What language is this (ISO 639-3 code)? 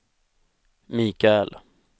swe